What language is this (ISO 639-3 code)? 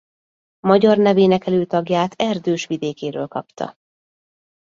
hun